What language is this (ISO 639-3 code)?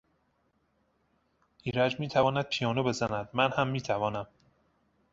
fas